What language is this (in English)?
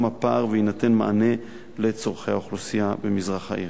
Hebrew